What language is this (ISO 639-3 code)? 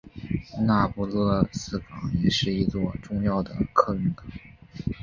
zho